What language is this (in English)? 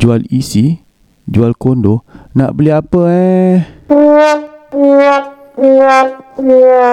Malay